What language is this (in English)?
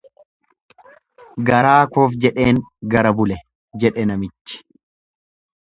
Oromo